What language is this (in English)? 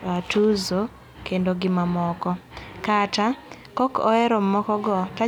Luo (Kenya and Tanzania)